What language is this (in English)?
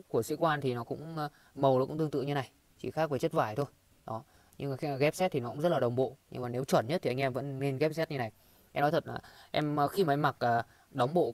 Vietnamese